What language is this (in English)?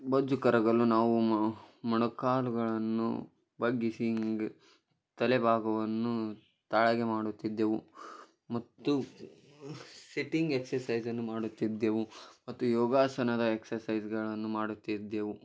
Kannada